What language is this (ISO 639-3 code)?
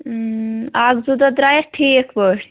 kas